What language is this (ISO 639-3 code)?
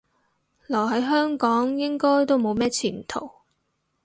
yue